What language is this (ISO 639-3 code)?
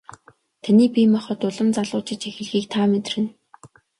mon